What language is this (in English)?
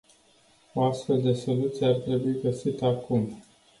Romanian